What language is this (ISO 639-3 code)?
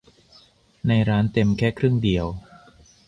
tha